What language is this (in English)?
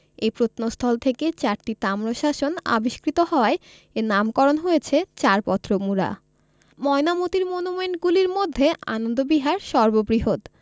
Bangla